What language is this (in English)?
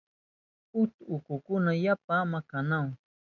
Southern Pastaza Quechua